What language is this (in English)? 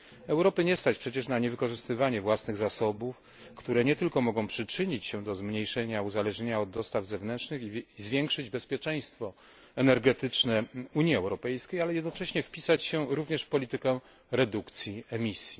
Polish